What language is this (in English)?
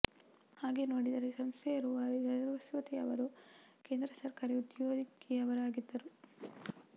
Kannada